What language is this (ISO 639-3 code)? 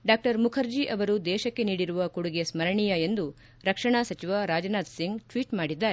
kan